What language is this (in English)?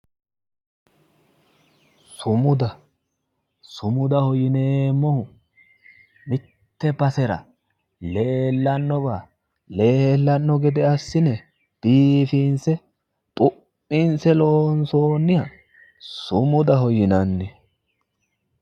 Sidamo